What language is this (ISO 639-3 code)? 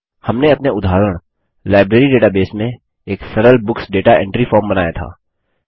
hin